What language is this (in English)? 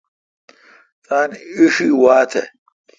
Kalkoti